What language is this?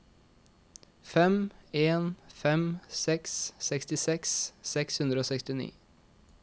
Norwegian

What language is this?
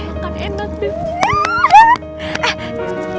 Indonesian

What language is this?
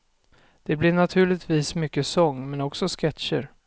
Swedish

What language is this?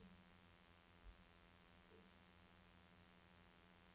Norwegian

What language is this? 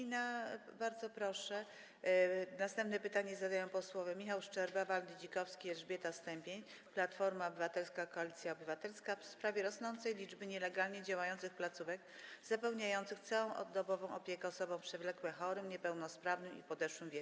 Polish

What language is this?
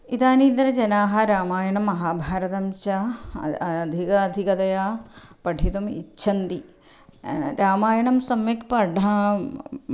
Sanskrit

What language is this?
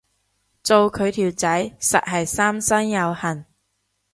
Cantonese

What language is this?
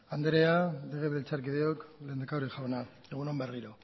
Basque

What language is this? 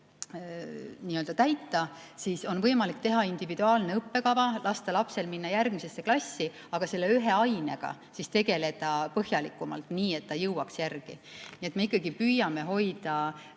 Estonian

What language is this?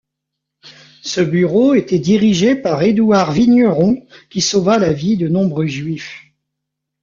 French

